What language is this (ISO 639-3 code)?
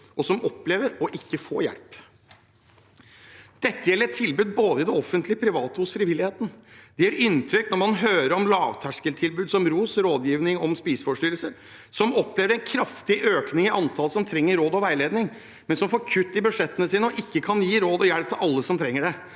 nor